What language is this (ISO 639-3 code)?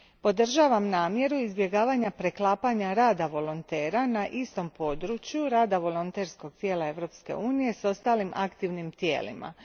hrv